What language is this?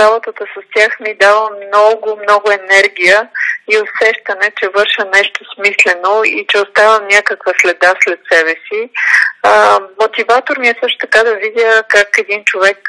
Bulgarian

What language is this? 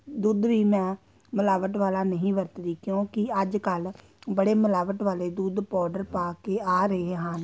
Punjabi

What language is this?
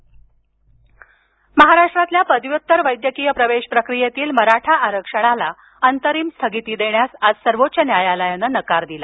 Marathi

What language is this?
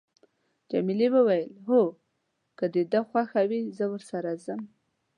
Pashto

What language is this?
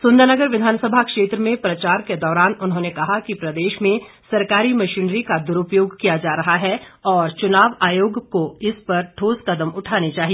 Hindi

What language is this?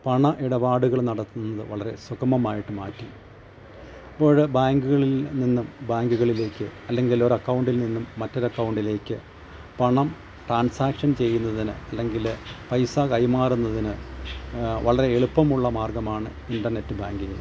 Malayalam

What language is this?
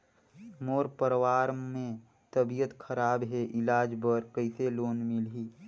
Chhattisgarhi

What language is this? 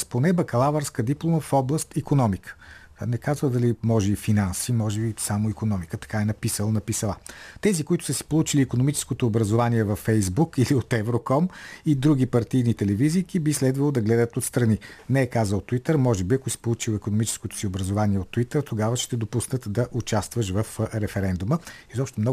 Bulgarian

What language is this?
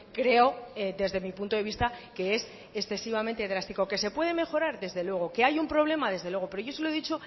Spanish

